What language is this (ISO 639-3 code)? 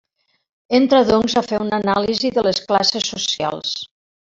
cat